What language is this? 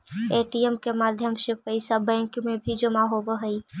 Magahi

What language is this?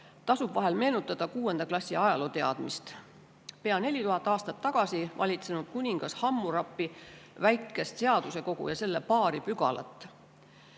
Estonian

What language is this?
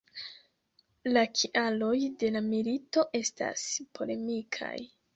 Esperanto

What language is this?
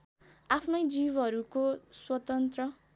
Nepali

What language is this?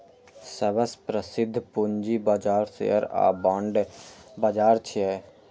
Maithili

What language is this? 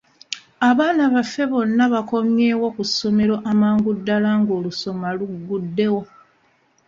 Ganda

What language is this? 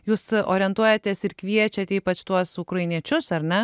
Lithuanian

